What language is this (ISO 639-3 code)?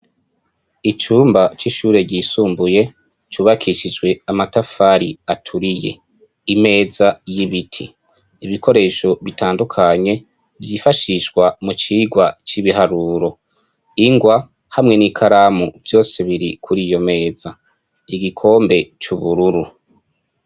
run